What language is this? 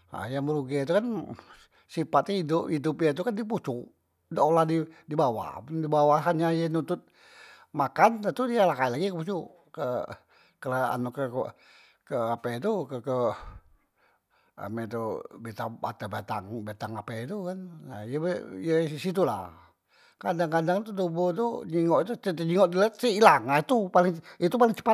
Musi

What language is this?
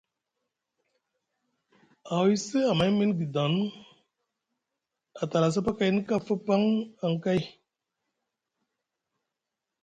Musgu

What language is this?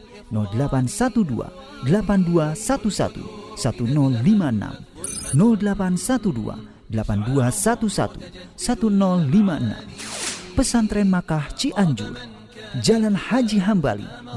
Indonesian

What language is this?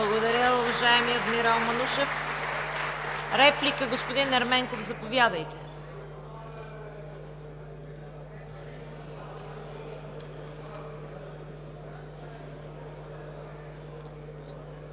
Bulgarian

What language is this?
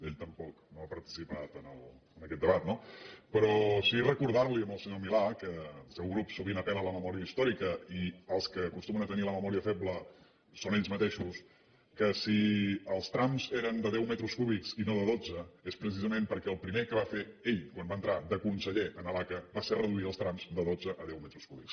Catalan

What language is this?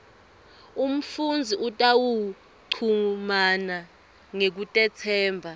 Swati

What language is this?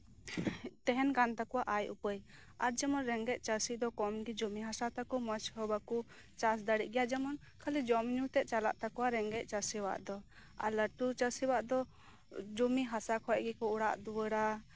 Santali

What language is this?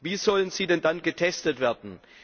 German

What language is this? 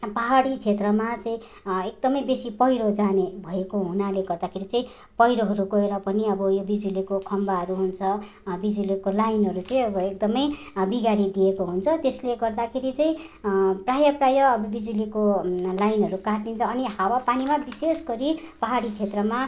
Nepali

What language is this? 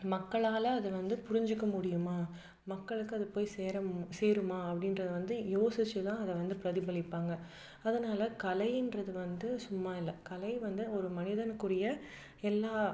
Tamil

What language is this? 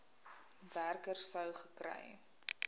Afrikaans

